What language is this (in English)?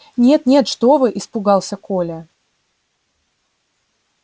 Russian